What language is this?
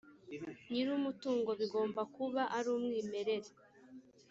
Kinyarwanda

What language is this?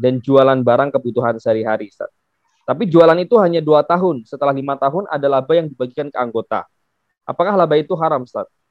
Indonesian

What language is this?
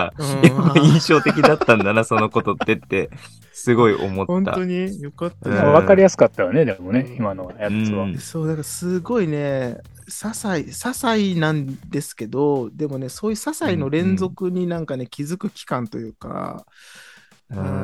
Japanese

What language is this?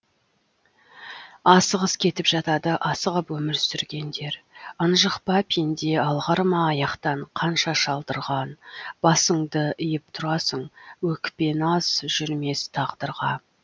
Kazakh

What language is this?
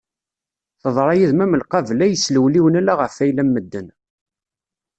Kabyle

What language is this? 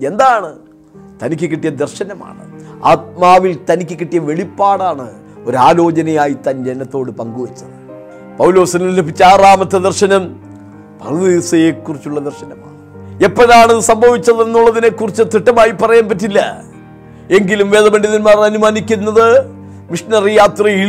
Malayalam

